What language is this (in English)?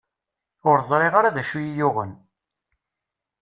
Kabyle